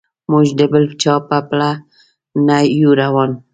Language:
Pashto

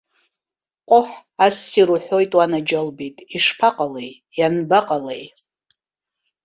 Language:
Abkhazian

